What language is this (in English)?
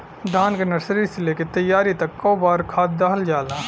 Bhojpuri